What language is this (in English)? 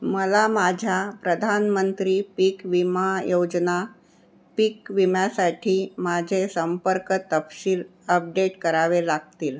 Marathi